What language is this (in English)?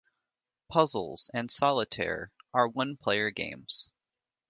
English